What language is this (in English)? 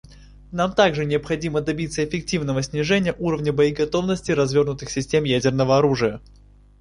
Russian